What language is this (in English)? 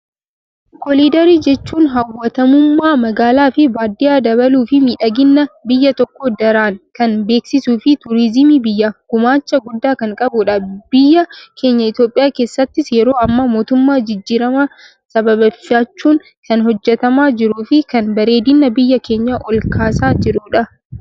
Oromo